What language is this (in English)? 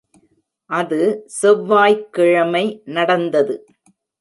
Tamil